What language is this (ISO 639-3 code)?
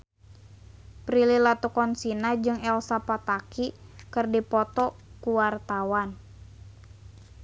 sun